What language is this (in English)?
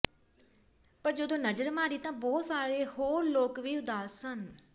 Punjabi